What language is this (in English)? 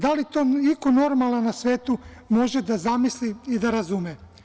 Serbian